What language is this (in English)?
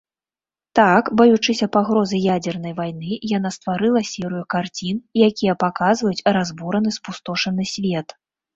Belarusian